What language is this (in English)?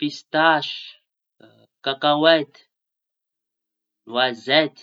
Tanosy Malagasy